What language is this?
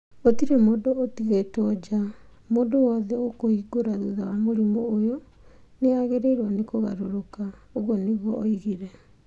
Kikuyu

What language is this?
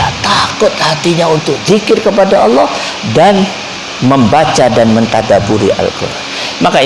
Indonesian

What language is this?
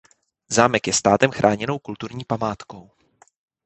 Czech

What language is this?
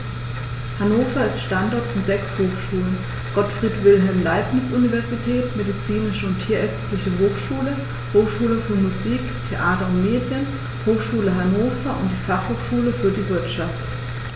German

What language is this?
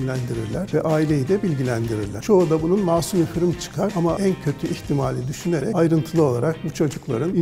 Turkish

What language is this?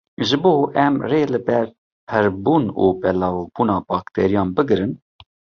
Kurdish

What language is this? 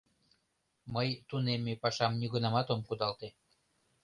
Mari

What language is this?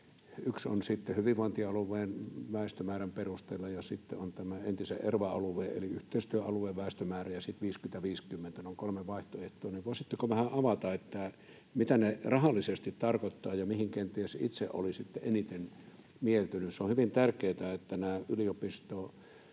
Finnish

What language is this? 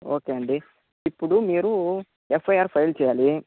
Telugu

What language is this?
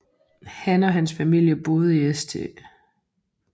Danish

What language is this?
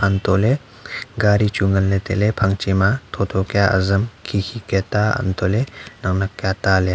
Wancho Naga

